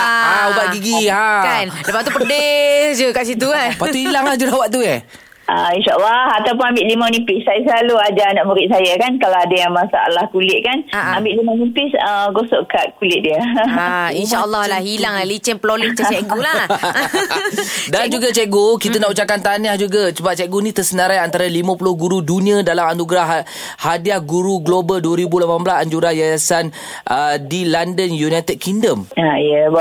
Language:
Malay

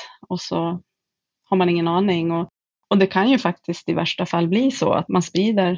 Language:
Swedish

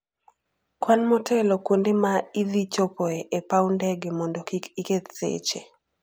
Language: Luo (Kenya and Tanzania)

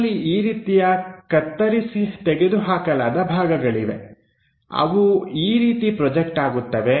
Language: Kannada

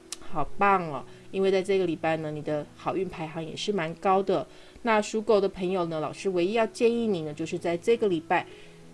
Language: Chinese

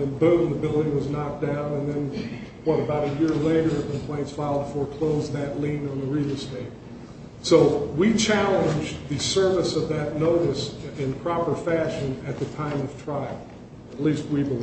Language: English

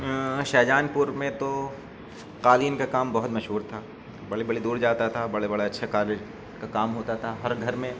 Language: Urdu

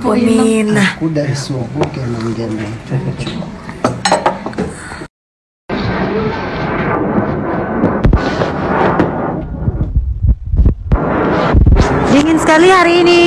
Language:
Indonesian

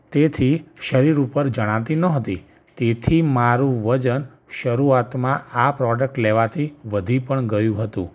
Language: Gujarati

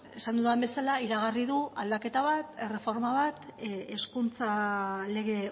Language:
Basque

